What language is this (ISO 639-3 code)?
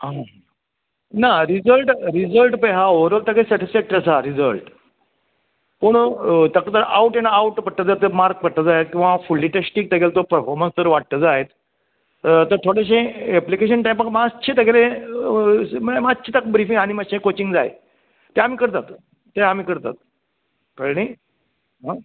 kok